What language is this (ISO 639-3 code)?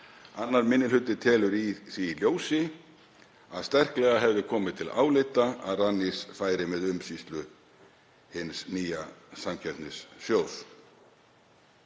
isl